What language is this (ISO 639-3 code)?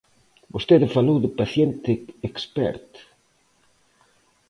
glg